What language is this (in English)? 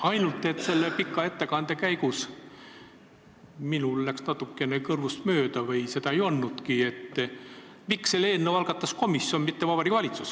Estonian